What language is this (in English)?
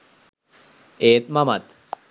Sinhala